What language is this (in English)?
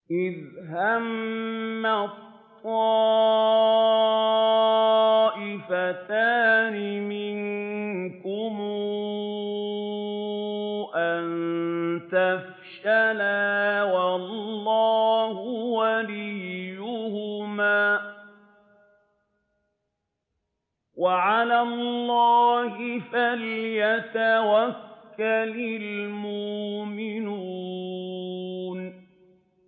Arabic